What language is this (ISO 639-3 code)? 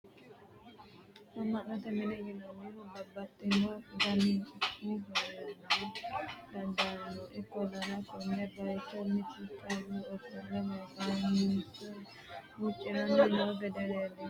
sid